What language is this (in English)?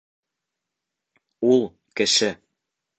Bashkir